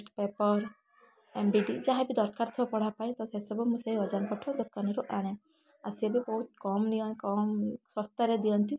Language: Odia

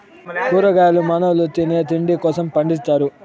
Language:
Telugu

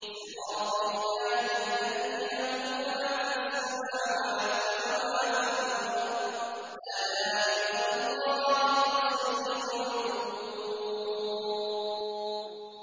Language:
Arabic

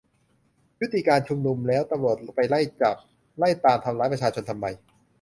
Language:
Thai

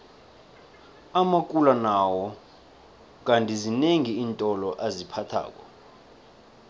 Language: South Ndebele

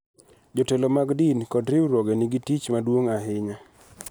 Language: Luo (Kenya and Tanzania)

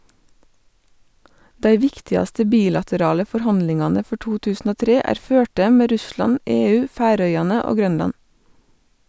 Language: Norwegian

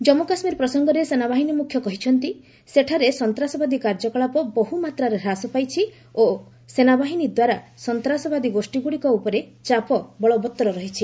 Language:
Odia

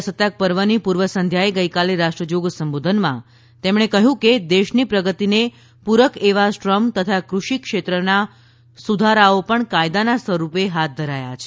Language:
Gujarati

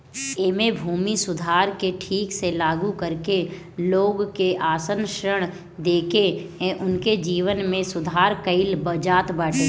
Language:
Bhojpuri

